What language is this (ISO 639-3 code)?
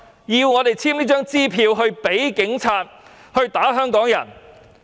yue